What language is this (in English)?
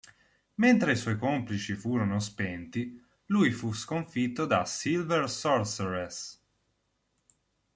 Italian